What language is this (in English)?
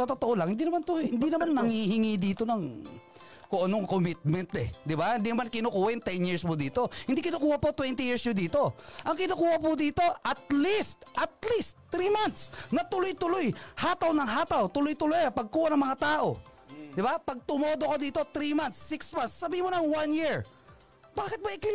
Filipino